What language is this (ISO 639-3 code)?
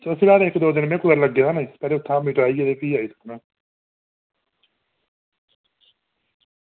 doi